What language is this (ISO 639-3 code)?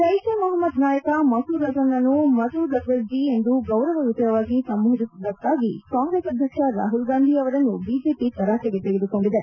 kan